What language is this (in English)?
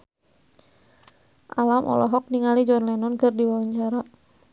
Sundanese